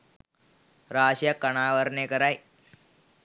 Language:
Sinhala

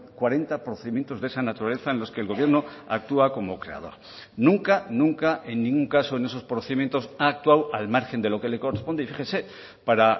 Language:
Spanish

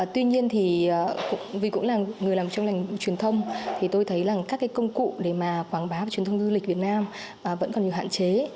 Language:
Vietnamese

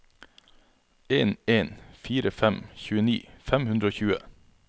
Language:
Norwegian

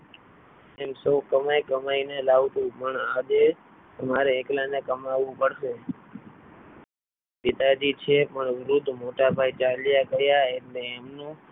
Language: Gujarati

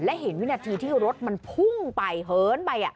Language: Thai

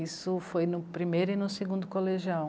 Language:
Portuguese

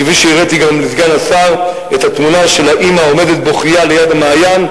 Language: Hebrew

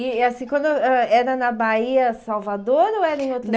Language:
Portuguese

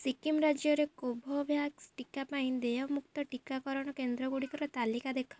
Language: Odia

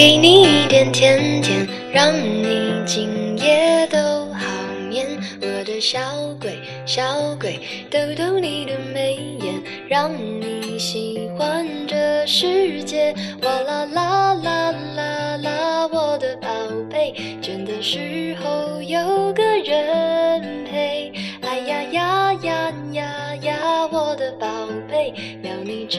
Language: Chinese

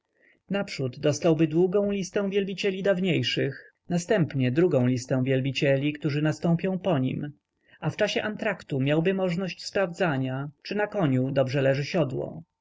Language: Polish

